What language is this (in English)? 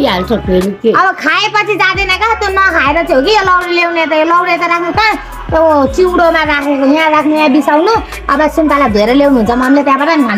Thai